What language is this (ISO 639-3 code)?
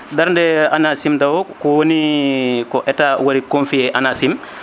ful